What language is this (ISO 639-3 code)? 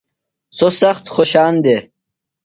phl